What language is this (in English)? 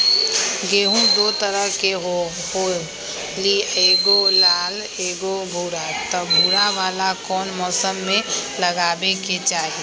Magahi